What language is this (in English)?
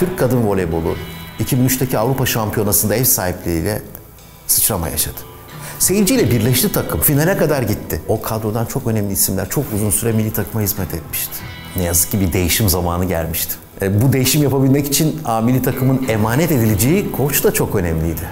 Turkish